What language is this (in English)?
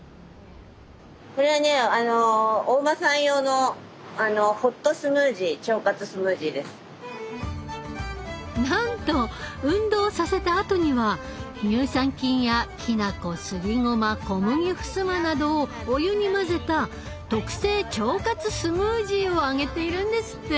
Japanese